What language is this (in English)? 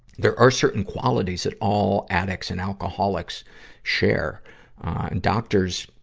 English